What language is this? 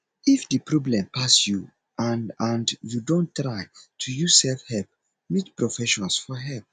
Nigerian Pidgin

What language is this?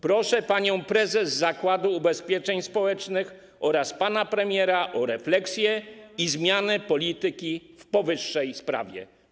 Polish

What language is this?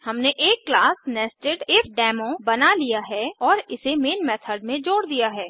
Hindi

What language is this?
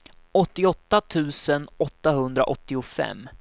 Swedish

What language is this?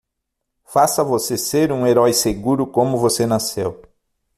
Portuguese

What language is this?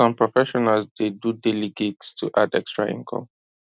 Nigerian Pidgin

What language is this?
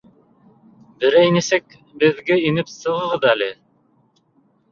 Bashkir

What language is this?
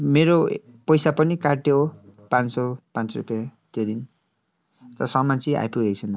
Nepali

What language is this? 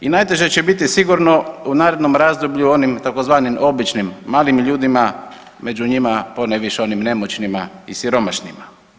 Croatian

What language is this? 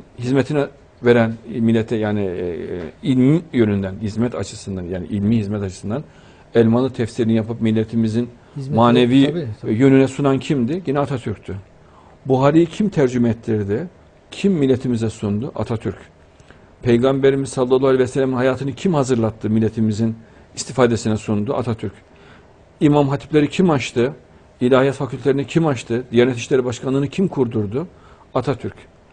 Turkish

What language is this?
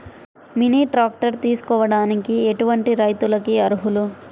Telugu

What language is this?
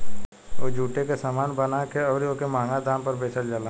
Bhojpuri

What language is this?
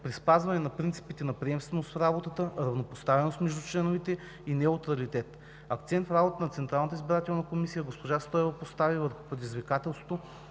Bulgarian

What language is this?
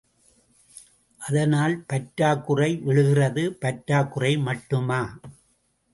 Tamil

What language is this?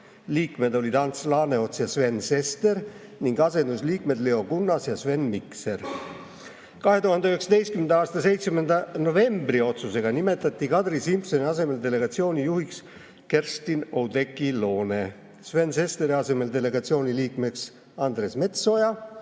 Estonian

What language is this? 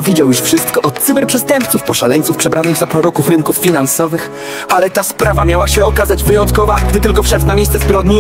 Polish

